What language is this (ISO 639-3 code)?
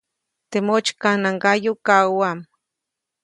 zoc